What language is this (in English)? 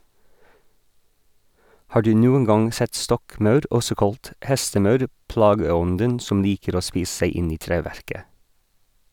Norwegian